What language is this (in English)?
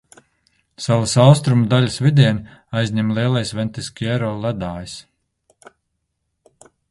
Latvian